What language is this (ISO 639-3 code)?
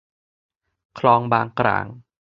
tha